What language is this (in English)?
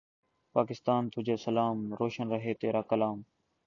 Urdu